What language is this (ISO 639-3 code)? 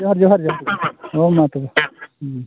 sat